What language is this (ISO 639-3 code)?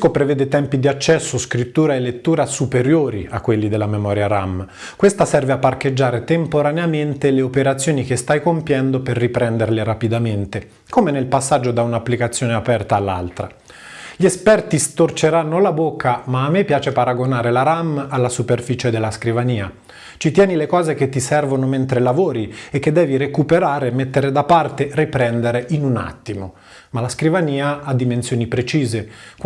ita